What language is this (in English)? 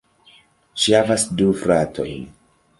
Esperanto